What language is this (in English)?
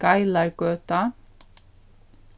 Faroese